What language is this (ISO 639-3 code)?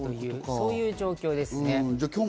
jpn